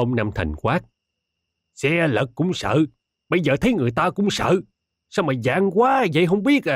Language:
Vietnamese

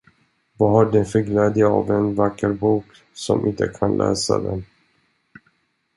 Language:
Swedish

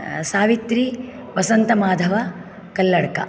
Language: Sanskrit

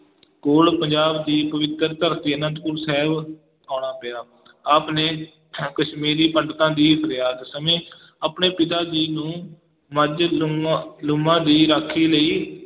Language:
Punjabi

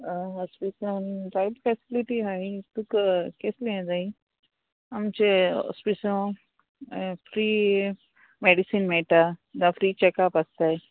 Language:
Konkani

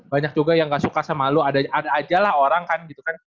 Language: Indonesian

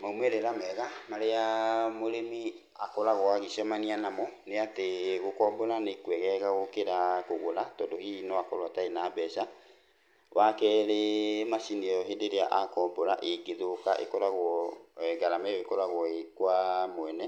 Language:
Kikuyu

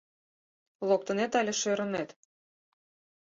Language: Mari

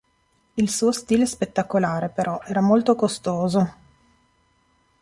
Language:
Italian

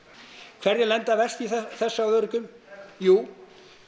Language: Icelandic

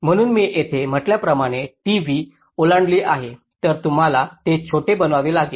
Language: Marathi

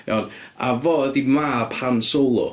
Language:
Welsh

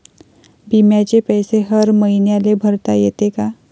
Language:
Marathi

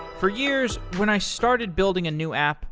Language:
English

